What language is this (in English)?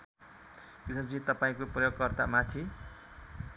Nepali